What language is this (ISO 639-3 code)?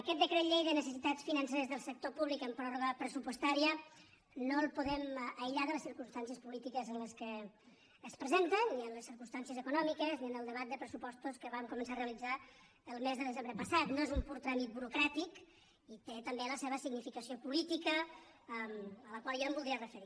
cat